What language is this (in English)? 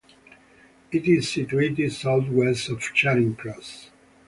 English